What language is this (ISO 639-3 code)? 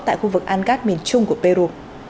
vie